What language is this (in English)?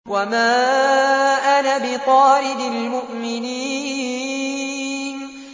Arabic